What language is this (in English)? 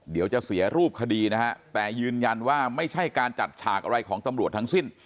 Thai